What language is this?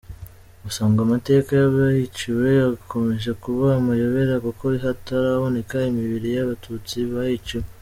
Kinyarwanda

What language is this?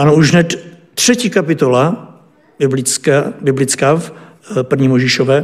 Czech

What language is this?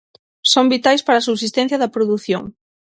Galician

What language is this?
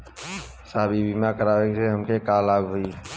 Bhojpuri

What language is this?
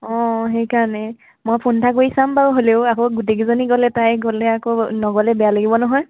Assamese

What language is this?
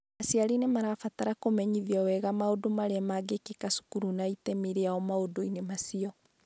Kikuyu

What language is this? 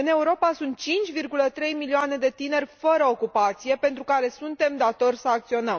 Romanian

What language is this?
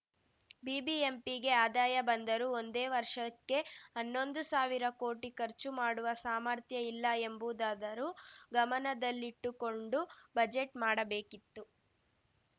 Kannada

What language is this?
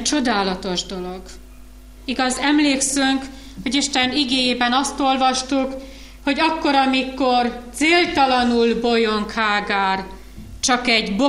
Hungarian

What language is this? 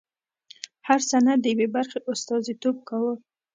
Pashto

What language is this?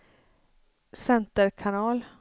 Swedish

